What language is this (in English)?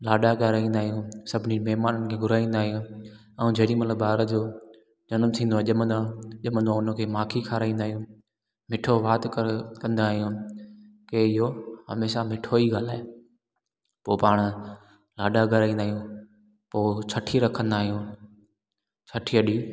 Sindhi